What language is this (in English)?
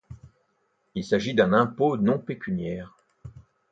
French